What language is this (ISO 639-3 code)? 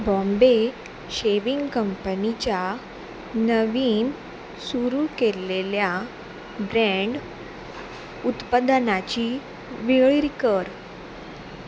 kok